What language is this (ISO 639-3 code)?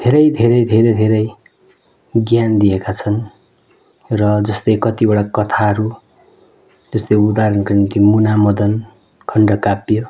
nep